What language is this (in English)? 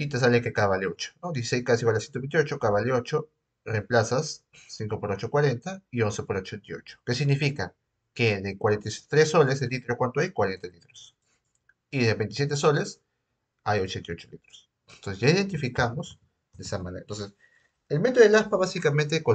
Spanish